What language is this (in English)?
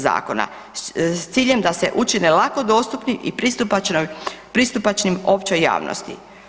Croatian